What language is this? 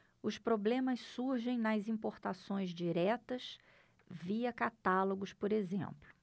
Portuguese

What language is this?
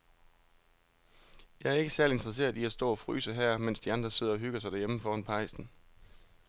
Danish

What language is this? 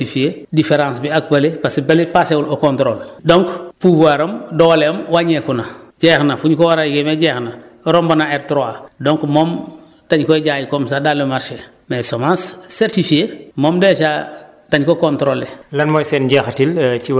Wolof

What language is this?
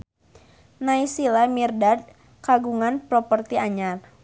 Sundanese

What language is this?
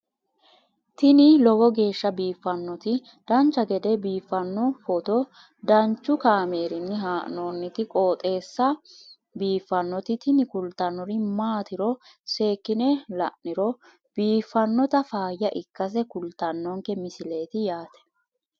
Sidamo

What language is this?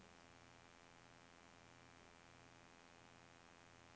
Norwegian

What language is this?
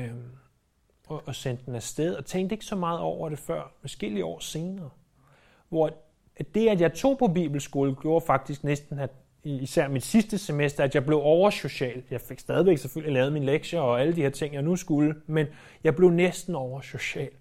Danish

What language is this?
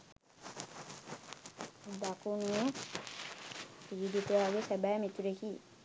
Sinhala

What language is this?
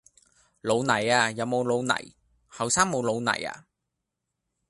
Cantonese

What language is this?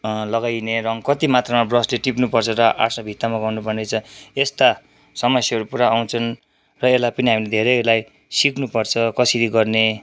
Nepali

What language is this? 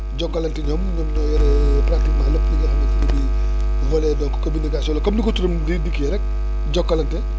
Wolof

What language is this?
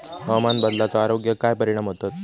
Marathi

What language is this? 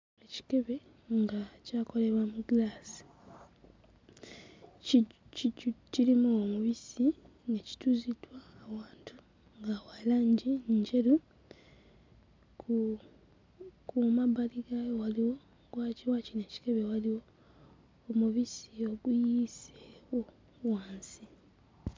Ganda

